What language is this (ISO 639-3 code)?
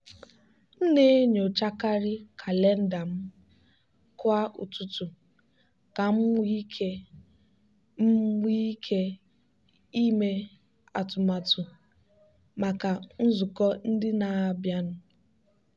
ibo